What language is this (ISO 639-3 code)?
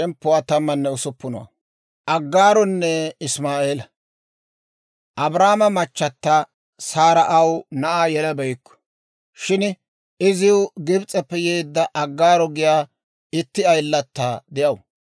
dwr